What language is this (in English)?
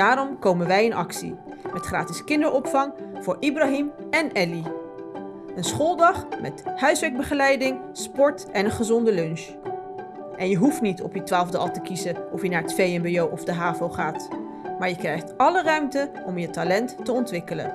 Dutch